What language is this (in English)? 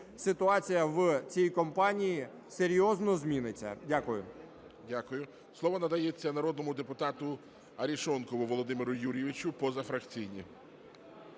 Ukrainian